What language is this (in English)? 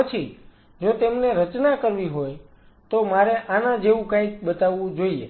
Gujarati